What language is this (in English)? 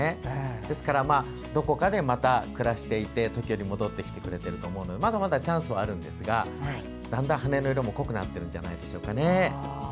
Japanese